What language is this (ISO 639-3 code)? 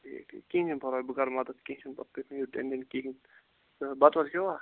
kas